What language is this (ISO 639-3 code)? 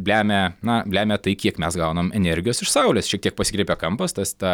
lit